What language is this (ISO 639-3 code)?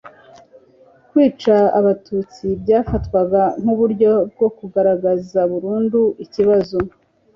kin